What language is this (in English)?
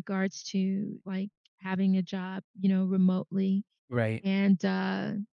English